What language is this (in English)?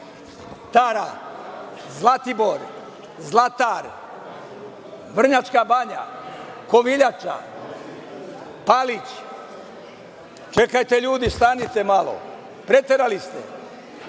Serbian